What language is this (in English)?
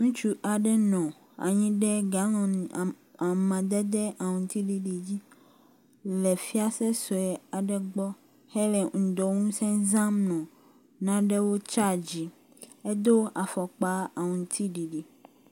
Ewe